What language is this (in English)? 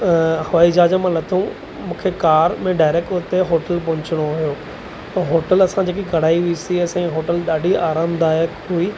Sindhi